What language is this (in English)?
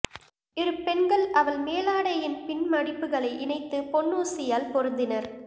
Tamil